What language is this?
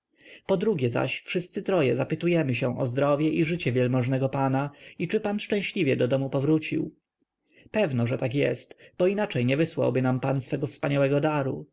Polish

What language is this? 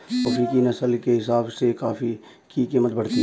Hindi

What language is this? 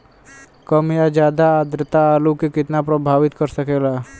Bhojpuri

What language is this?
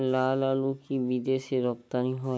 Bangla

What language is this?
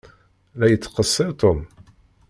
Kabyle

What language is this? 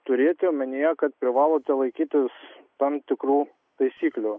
Lithuanian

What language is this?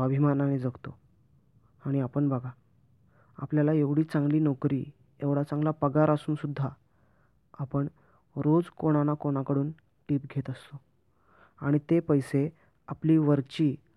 Marathi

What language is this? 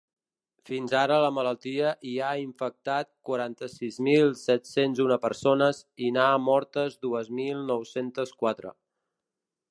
Catalan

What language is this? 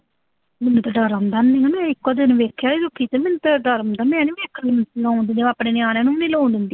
Punjabi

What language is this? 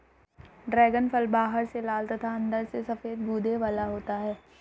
Hindi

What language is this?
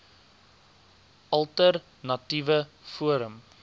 Afrikaans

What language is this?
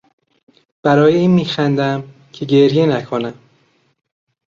Persian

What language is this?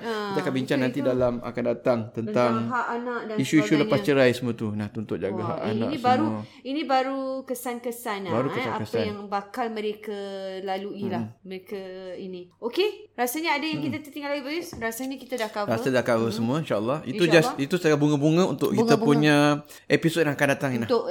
Malay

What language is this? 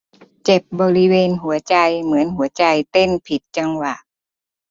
Thai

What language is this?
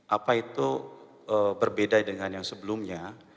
Indonesian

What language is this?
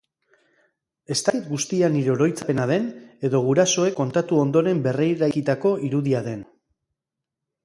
Basque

